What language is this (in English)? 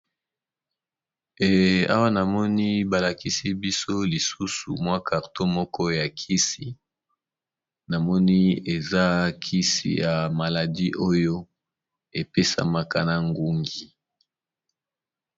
Lingala